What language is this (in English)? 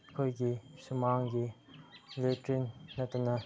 Manipuri